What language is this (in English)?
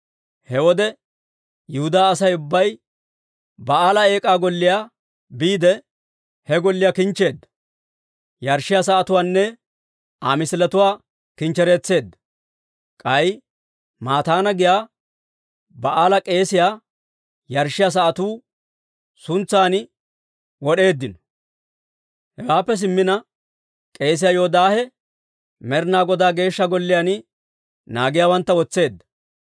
Dawro